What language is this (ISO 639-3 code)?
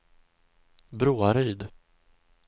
swe